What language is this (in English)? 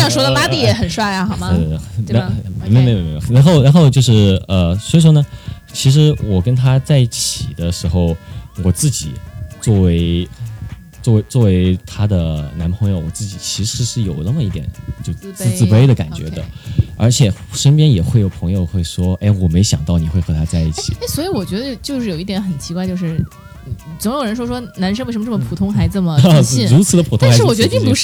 Chinese